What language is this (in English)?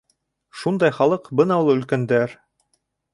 Bashkir